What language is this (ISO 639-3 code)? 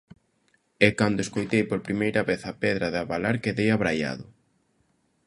glg